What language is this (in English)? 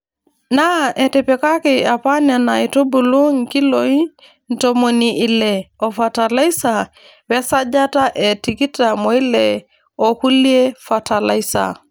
Masai